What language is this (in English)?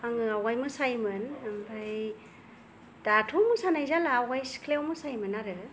Bodo